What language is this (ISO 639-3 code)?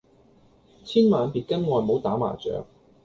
yue